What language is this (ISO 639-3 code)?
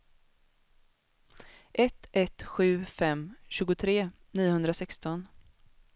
swe